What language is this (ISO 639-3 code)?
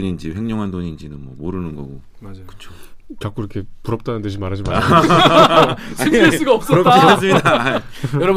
kor